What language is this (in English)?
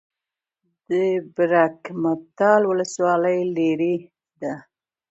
Pashto